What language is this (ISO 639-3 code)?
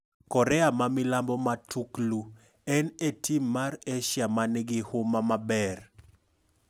luo